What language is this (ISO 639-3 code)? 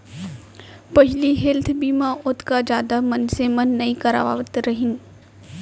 hne